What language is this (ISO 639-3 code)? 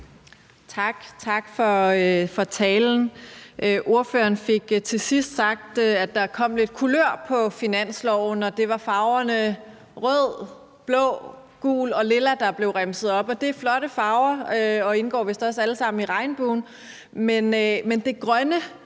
dan